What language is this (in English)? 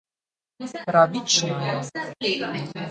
Slovenian